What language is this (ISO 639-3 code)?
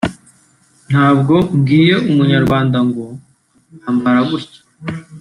kin